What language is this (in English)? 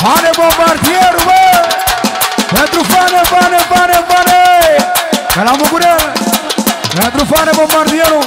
Romanian